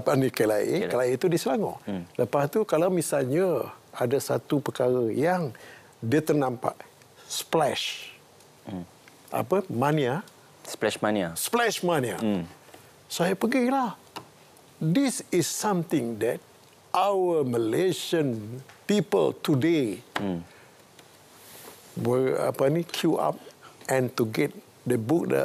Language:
Malay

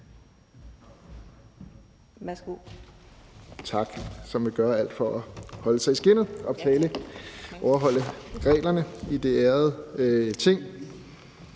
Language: Danish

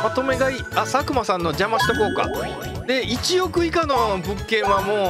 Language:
Japanese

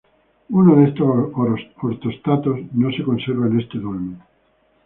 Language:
Spanish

